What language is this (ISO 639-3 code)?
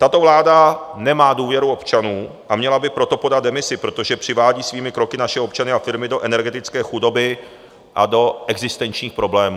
ces